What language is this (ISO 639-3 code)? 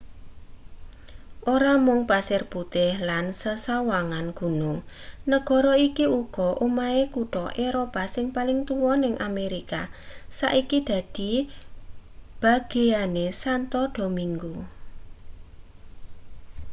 jav